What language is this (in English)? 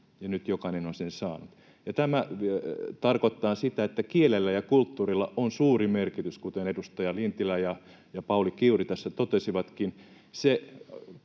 Finnish